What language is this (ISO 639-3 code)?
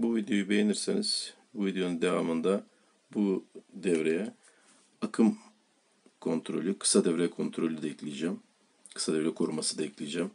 tur